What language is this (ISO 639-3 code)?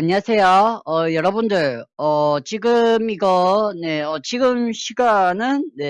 kor